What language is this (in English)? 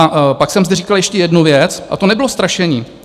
Czech